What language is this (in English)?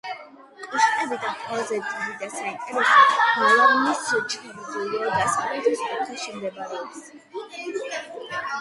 Georgian